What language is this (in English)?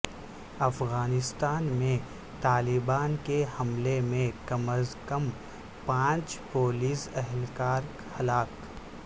Urdu